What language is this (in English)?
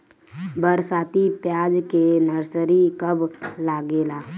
Bhojpuri